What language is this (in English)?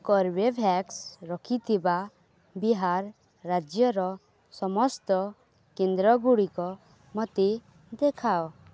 Odia